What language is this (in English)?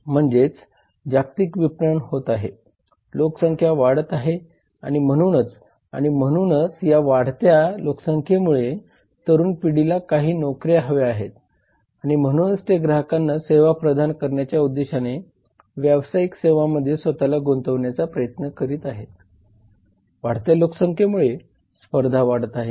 Marathi